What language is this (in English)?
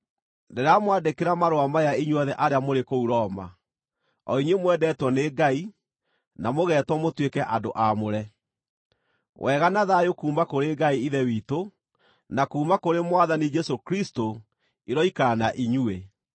Kikuyu